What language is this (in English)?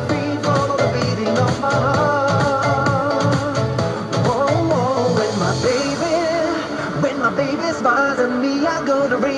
Spanish